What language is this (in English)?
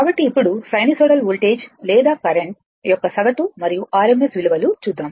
Telugu